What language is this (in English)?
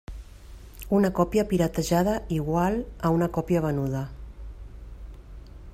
Catalan